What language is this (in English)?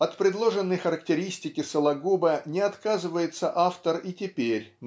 Russian